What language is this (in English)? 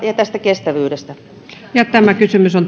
Finnish